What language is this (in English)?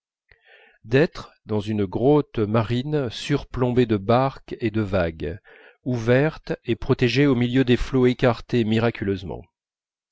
French